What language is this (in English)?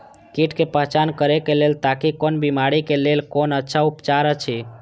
Maithili